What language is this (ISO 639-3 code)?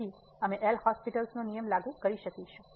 guj